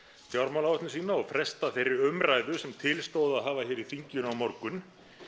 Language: Icelandic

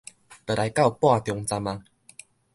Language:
Min Nan Chinese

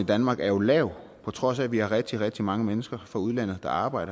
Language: Danish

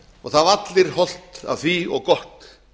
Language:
Icelandic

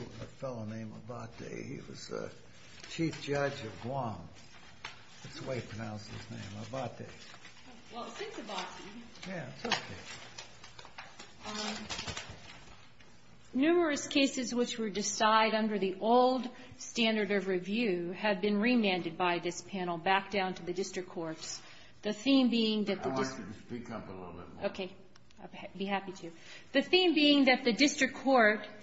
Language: English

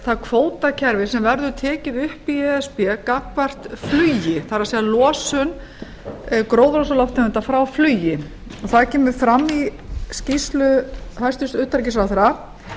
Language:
Icelandic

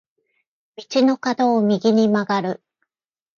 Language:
Japanese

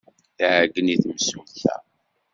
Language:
Kabyle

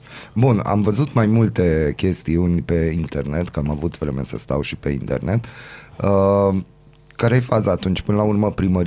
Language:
Romanian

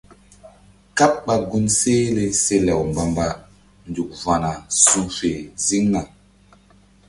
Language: Mbum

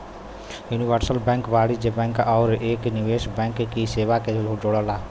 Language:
Bhojpuri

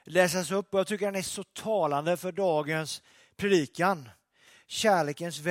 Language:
Swedish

